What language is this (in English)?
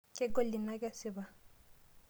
Masai